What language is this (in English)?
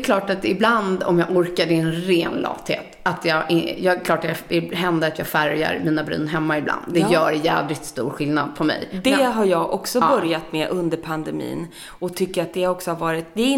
Swedish